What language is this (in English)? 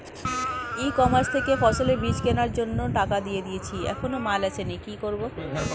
Bangla